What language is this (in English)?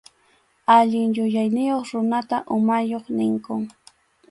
Arequipa-La Unión Quechua